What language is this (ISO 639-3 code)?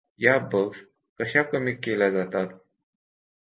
mar